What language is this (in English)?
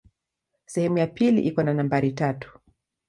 Swahili